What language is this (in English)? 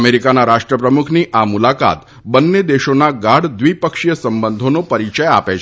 Gujarati